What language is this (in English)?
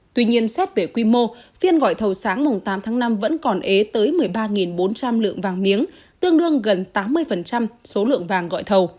Vietnamese